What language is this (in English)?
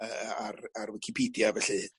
Welsh